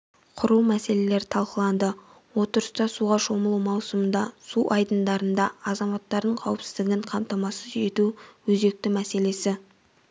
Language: Kazakh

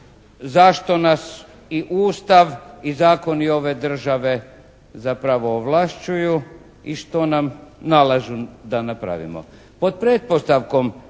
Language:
Croatian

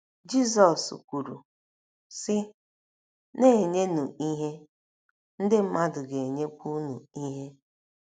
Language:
Igbo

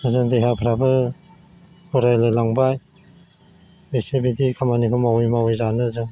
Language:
Bodo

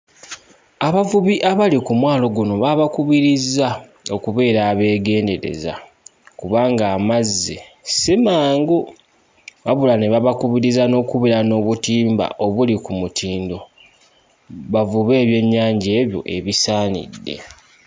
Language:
Ganda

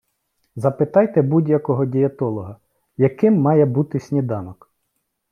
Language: Ukrainian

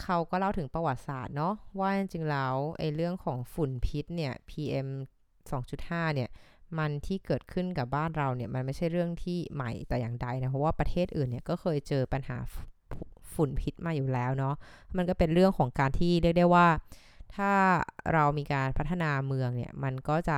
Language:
Thai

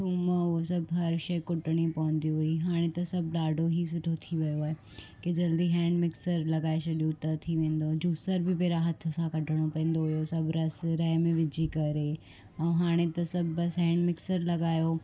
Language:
Sindhi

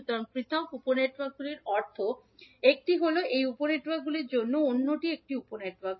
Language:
Bangla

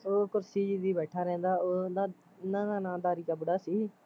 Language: Punjabi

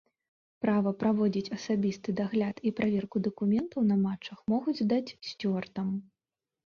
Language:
Belarusian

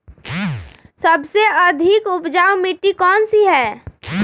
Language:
Magahi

